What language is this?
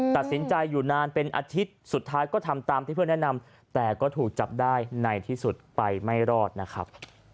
Thai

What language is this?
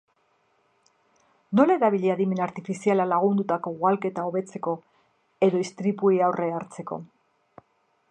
Basque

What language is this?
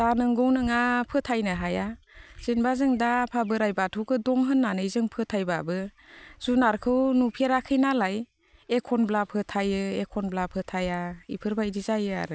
Bodo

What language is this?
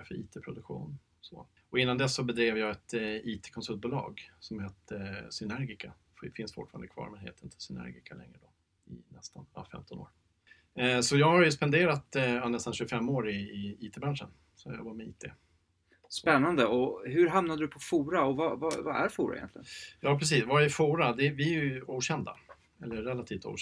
Swedish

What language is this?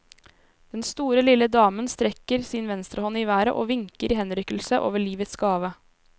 Norwegian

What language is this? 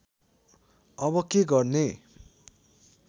Nepali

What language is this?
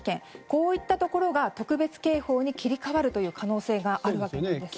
Japanese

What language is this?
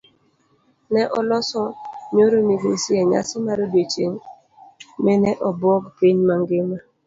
Luo (Kenya and Tanzania)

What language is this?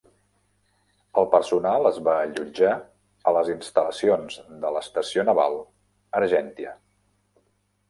Catalan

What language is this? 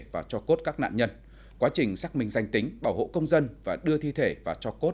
Vietnamese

